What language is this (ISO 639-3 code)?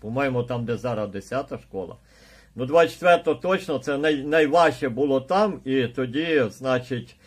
ukr